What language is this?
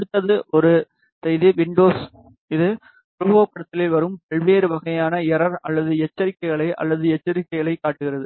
Tamil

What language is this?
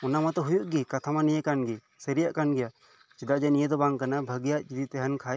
Santali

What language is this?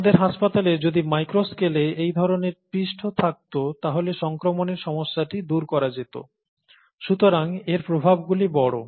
Bangla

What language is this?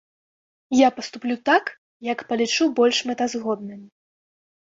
Belarusian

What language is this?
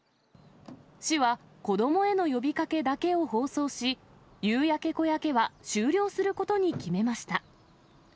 Japanese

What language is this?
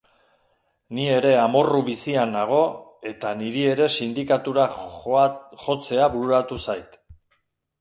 Basque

